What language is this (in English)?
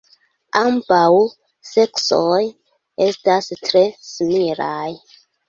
Esperanto